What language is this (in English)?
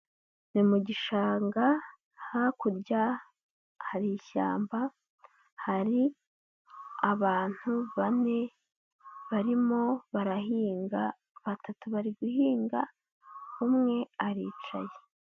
Kinyarwanda